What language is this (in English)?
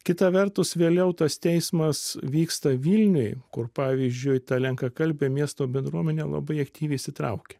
Lithuanian